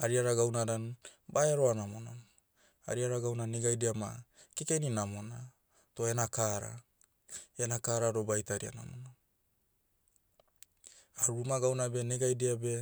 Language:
Motu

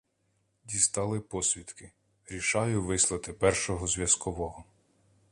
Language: Ukrainian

